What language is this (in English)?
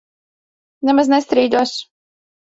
Latvian